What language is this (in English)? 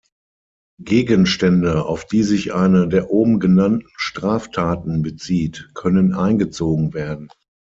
German